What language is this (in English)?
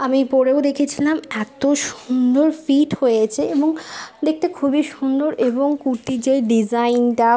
Bangla